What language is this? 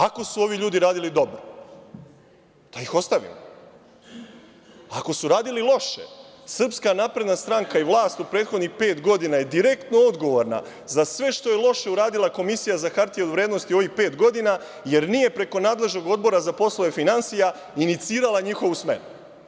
Serbian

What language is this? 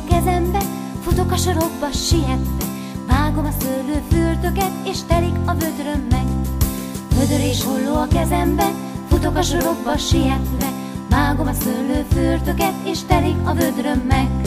Hungarian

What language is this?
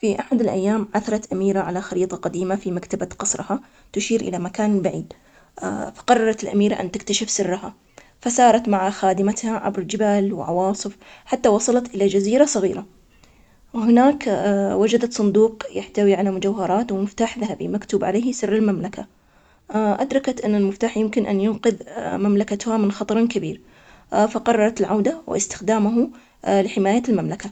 Omani Arabic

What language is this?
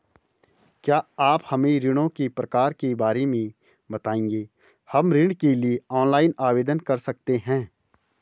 Hindi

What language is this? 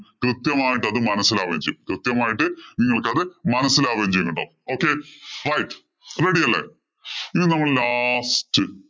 Malayalam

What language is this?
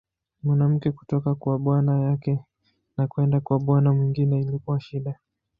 Swahili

